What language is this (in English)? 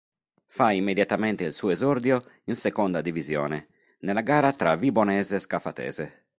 Italian